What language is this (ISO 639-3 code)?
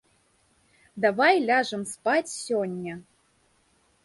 bel